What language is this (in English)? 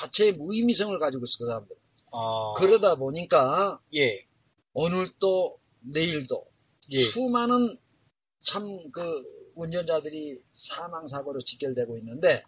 Korean